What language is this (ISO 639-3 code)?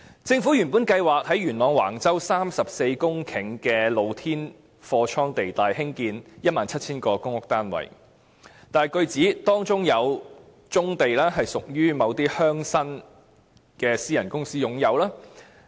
yue